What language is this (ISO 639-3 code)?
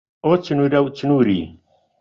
ckb